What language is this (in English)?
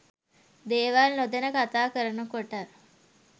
Sinhala